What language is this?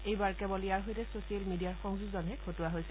Assamese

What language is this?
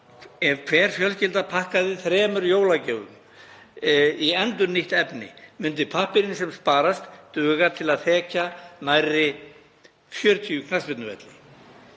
Icelandic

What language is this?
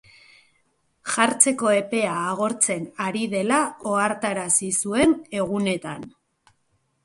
Basque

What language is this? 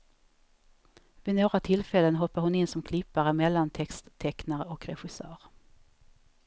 Swedish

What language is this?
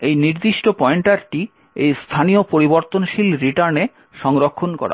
Bangla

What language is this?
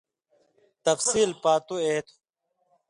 Indus Kohistani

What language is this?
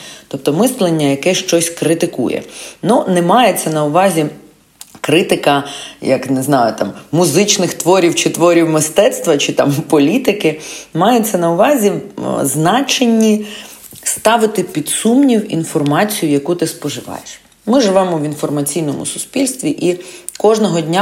Ukrainian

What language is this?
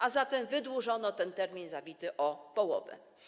Polish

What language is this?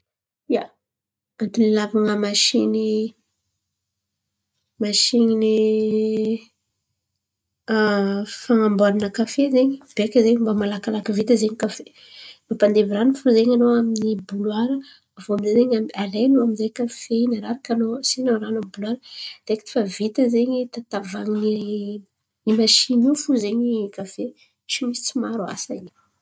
Antankarana Malagasy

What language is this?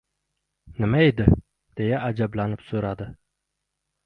Uzbek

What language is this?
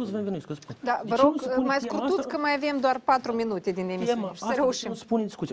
Romanian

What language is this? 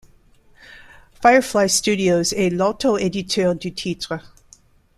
French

